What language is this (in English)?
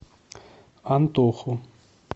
Russian